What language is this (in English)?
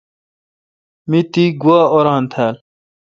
Kalkoti